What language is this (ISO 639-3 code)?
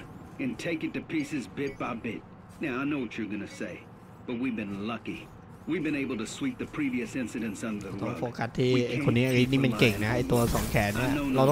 tha